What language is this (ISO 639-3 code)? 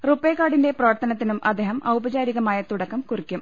mal